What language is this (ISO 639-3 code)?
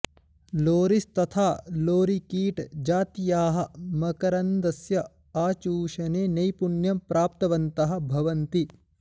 san